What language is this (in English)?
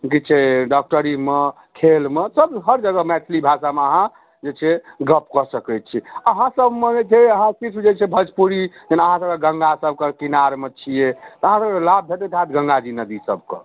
Maithili